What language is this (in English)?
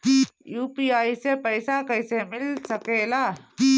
Bhojpuri